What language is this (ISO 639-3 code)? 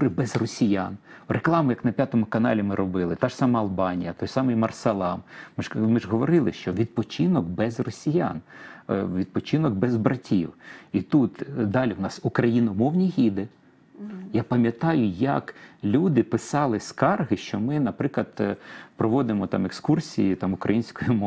ukr